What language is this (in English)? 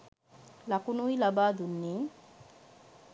Sinhala